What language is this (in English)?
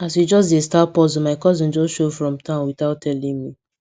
Nigerian Pidgin